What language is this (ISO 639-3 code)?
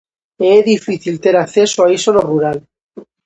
glg